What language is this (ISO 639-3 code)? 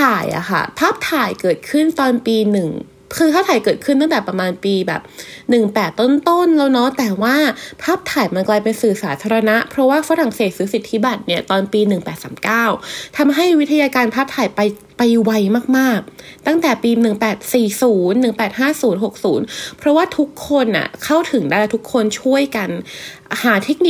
tha